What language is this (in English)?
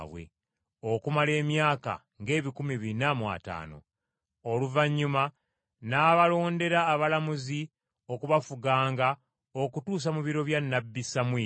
Ganda